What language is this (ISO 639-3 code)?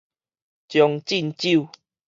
nan